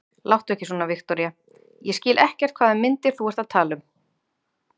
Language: Icelandic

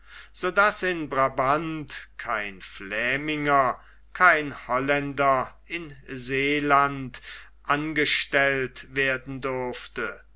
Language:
German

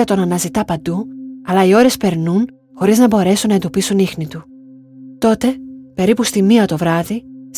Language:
Greek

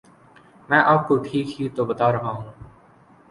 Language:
Urdu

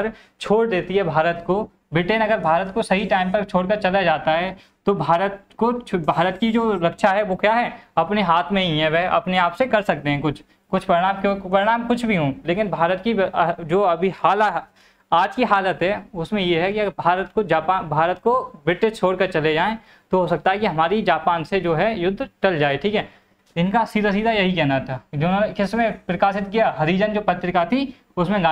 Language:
Hindi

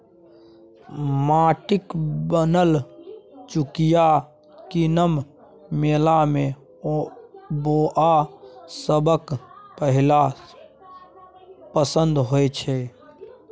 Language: Maithili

